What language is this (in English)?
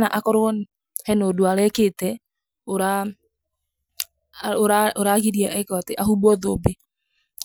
Kikuyu